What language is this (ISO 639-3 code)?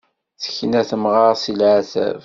kab